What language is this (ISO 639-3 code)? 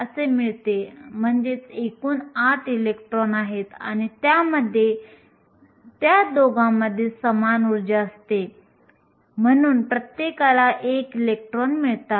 mar